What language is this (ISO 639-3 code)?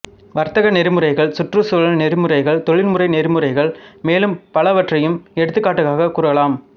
tam